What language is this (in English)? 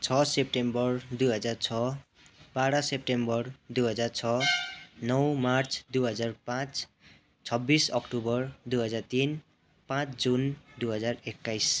Nepali